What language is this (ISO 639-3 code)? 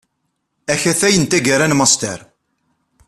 kab